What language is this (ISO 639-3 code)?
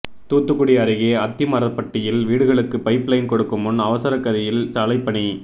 tam